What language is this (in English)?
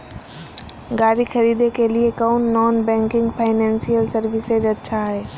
Magahi